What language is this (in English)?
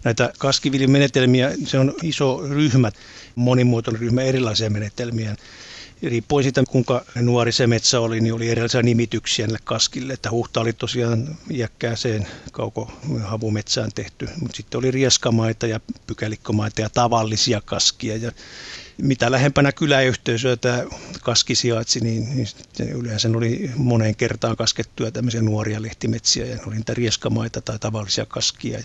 Finnish